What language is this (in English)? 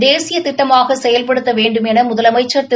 Tamil